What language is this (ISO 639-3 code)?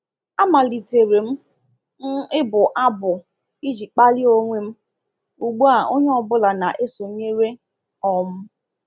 ibo